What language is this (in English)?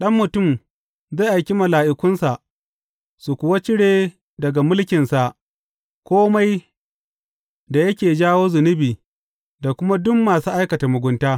Hausa